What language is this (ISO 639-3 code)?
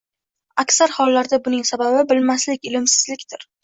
uzb